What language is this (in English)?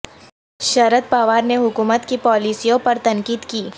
Urdu